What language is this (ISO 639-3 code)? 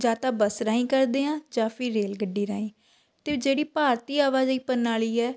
pan